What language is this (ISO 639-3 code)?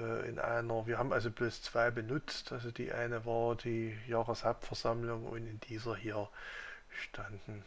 deu